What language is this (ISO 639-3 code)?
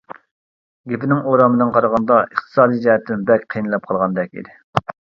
uig